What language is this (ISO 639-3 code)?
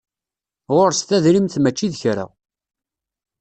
kab